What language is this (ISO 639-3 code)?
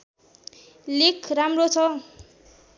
nep